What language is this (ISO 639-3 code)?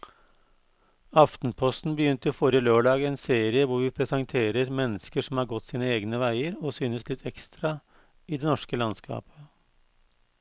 nor